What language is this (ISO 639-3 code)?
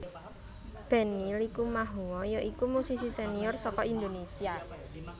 jav